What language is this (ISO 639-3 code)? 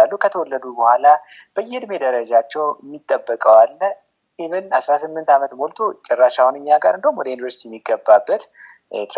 ara